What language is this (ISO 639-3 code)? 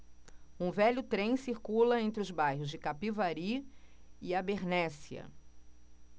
por